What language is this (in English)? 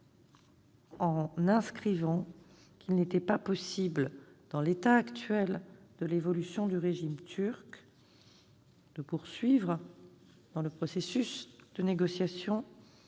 French